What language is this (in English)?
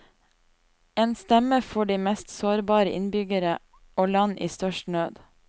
Norwegian